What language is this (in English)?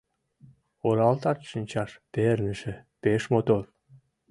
Mari